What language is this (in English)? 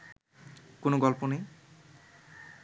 Bangla